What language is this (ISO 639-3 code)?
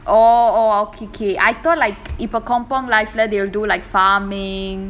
eng